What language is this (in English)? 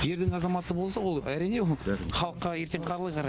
Kazakh